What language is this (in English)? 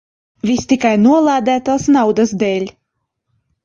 Latvian